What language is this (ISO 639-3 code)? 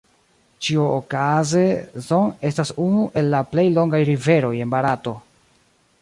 epo